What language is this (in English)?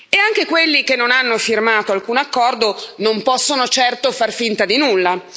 Italian